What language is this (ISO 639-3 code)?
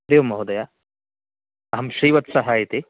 san